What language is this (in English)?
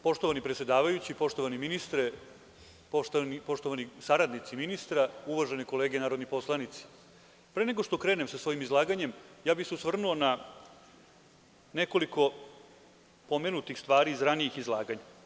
Serbian